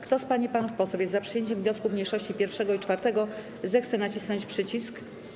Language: Polish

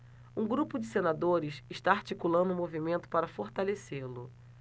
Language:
Portuguese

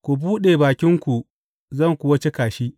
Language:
Hausa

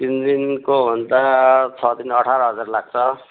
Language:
Nepali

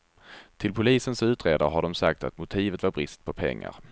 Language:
Swedish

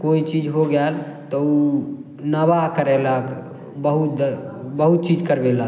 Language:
Maithili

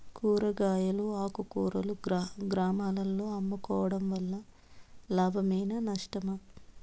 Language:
Telugu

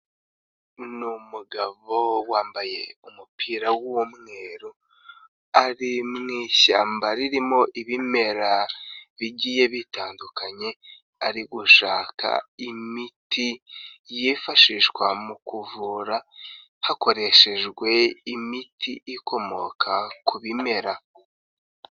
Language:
Kinyarwanda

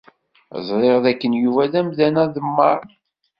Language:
Kabyle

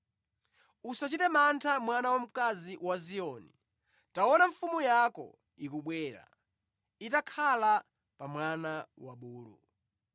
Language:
Nyanja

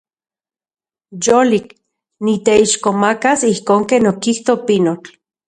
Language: Central Puebla Nahuatl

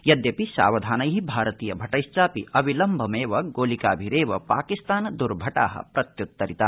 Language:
Sanskrit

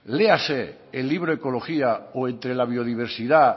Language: Spanish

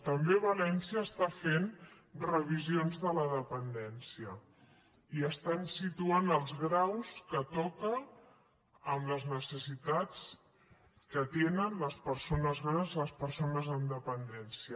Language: Catalan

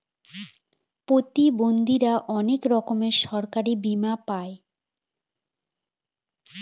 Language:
Bangla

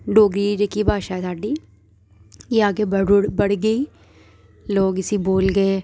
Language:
Dogri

